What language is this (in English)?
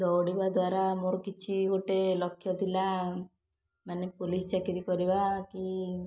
Odia